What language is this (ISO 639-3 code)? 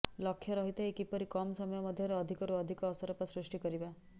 ori